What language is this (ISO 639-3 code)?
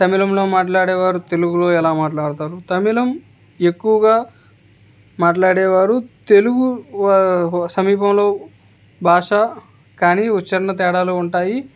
tel